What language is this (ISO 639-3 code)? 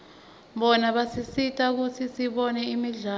ssw